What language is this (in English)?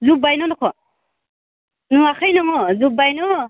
Bodo